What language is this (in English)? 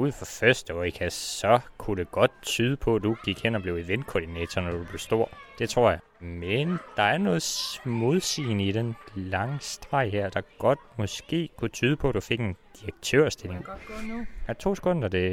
Danish